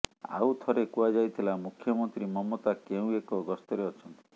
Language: Odia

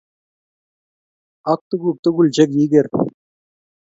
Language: Kalenjin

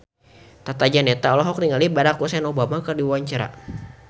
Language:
Sundanese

